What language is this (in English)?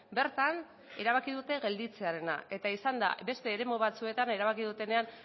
Basque